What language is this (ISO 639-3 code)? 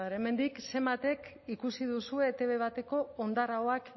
eus